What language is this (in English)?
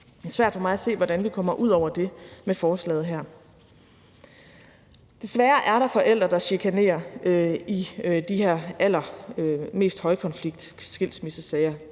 Danish